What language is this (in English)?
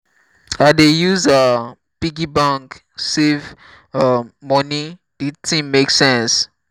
Nigerian Pidgin